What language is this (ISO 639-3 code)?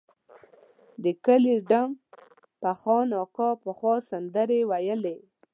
pus